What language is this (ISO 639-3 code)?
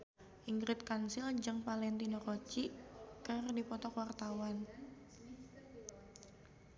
sun